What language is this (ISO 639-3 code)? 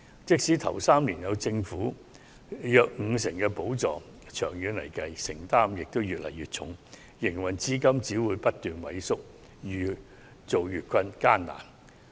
yue